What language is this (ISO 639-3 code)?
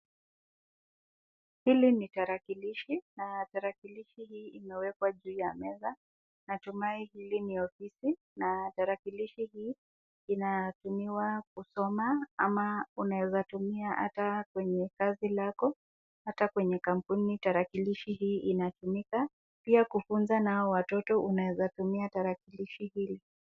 swa